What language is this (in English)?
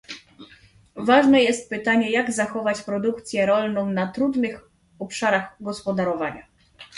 Polish